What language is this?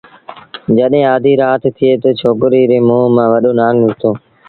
Sindhi Bhil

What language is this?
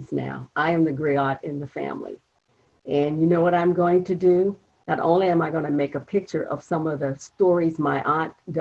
English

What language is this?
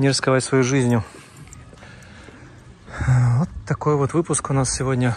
Russian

